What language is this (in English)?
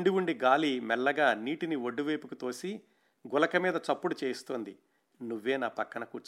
Telugu